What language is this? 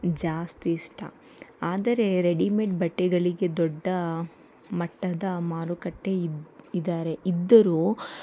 Kannada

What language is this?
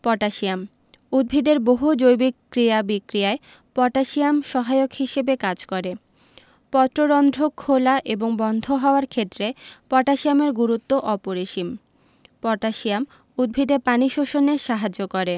Bangla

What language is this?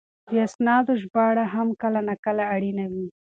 Pashto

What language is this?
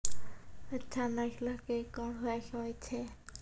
Maithili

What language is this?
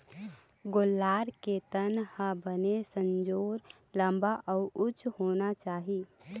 Chhattisgarhi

